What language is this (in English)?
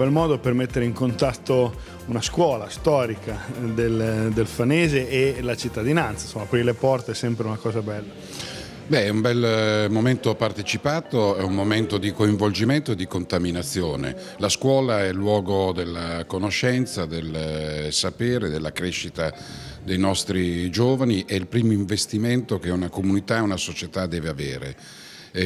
Italian